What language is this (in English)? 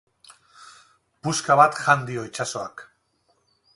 Basque